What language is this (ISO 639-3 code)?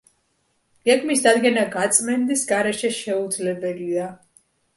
kat